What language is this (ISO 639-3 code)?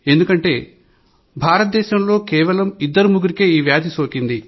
tel